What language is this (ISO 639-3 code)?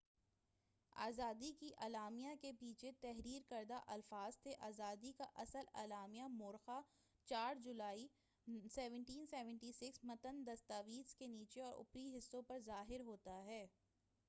urd